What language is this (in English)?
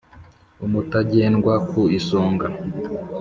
Kinyarwanda